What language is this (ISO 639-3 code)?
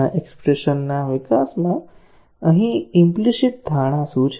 guj